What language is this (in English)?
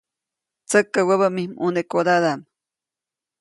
Copainalá Zoque